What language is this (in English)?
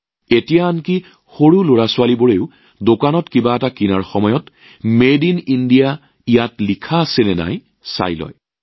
Assamese